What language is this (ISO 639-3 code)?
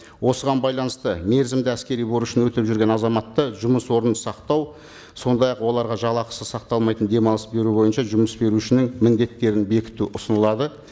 kaz